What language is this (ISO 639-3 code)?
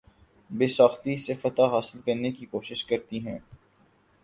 urd